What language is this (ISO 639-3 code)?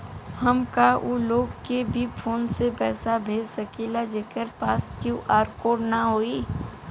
bho